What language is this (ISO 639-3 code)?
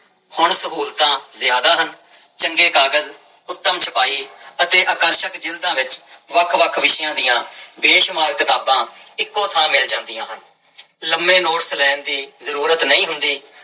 pan